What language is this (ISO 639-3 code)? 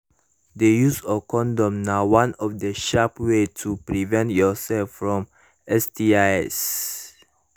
pcm